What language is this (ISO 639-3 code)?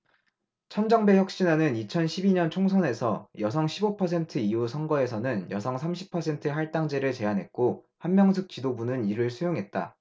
kor